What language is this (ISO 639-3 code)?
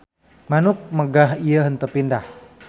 sun